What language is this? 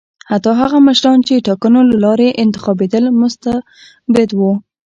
Pashto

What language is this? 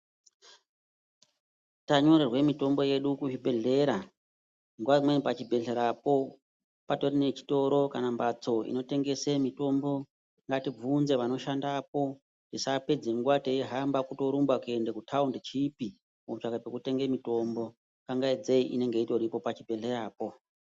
Ndau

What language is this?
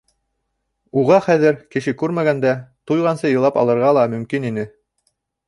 Bashkir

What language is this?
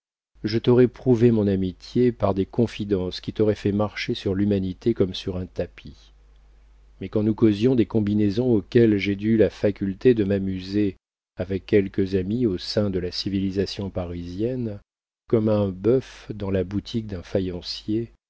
French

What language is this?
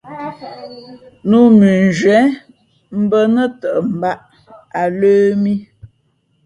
Fe'fe'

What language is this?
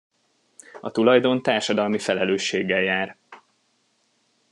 Hungarian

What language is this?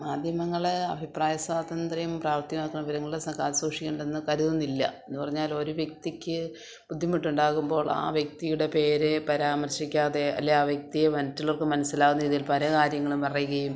Malayalam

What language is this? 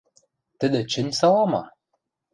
Western Mari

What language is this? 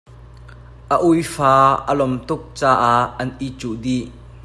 Hakha Chin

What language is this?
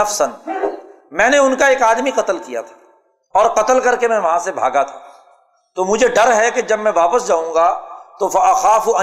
Urdu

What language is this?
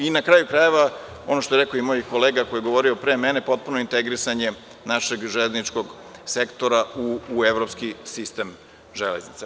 Serbian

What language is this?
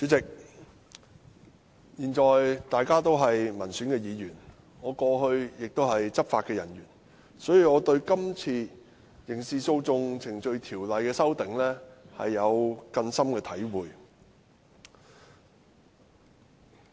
Cantonese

